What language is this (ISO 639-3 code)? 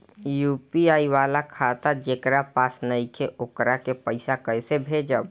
bho